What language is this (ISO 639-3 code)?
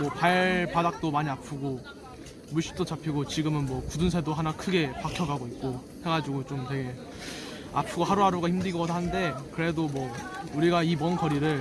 kor